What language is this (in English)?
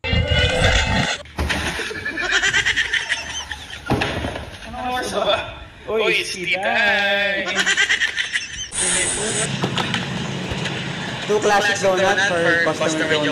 Filipino